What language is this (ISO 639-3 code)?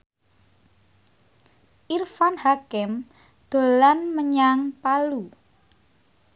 jav